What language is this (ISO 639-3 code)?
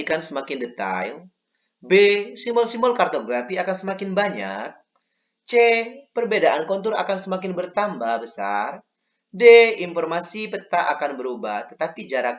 ind